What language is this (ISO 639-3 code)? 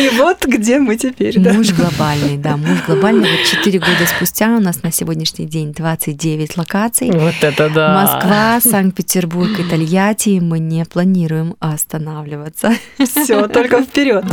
rus